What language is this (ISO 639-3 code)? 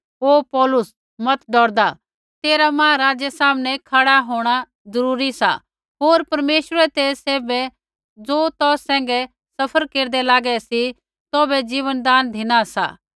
kfx